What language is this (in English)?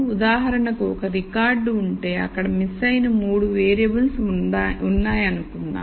Telugu